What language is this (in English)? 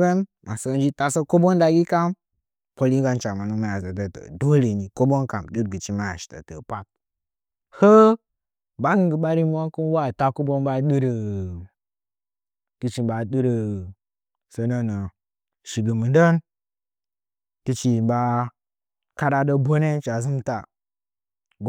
Nzanyi